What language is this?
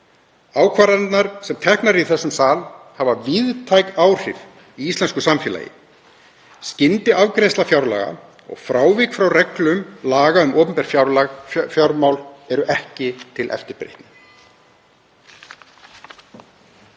Icelandic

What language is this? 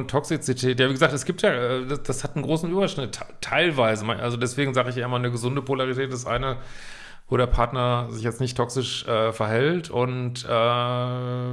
German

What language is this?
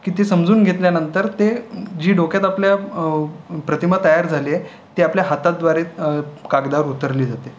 Marathi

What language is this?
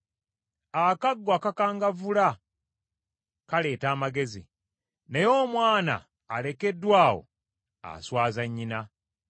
Ganda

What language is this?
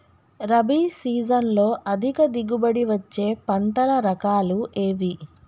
Telugu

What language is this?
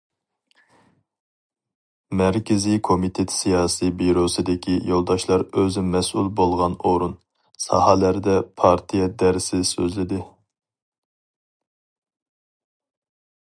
Uyghur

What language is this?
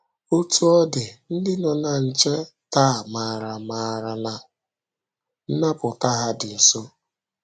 Igbo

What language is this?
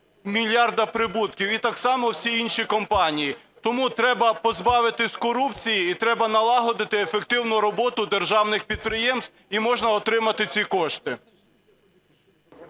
Ukrainian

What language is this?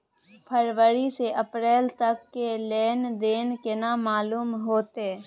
Maithili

